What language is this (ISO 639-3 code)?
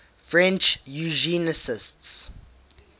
eng